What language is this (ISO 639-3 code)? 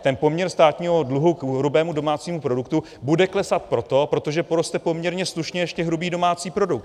ces